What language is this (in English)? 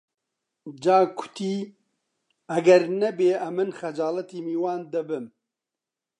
Central Kurdish